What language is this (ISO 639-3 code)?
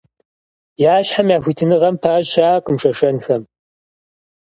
kbd